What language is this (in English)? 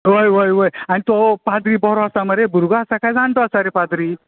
Konkani